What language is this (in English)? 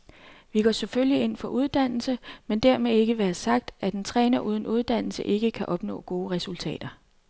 Danish